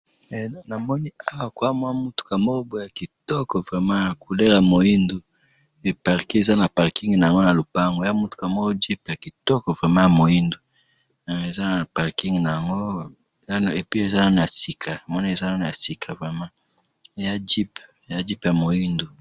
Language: Lingala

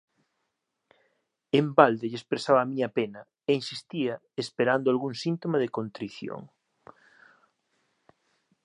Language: Galician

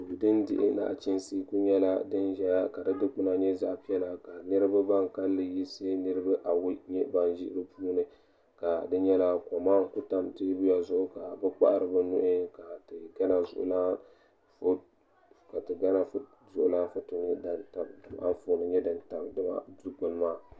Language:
Dagbani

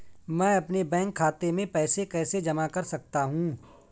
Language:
Hindi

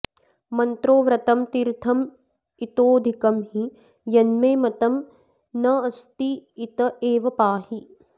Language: Sanskrit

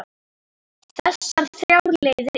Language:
Icelandic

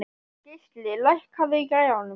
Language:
Icelandic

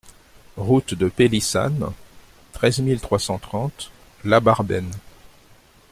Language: French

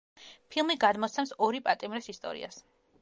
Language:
Georgian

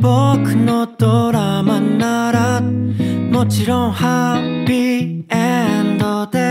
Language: Japanese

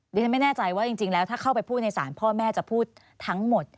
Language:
Thai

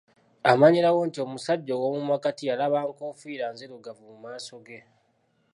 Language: Ganda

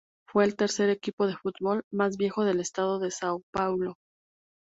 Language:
Spanish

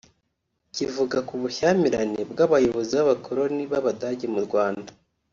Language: Kinyarwanda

